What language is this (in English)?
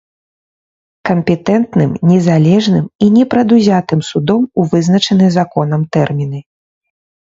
Belarusian